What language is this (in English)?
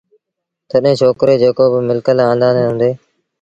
Sindhi Bhil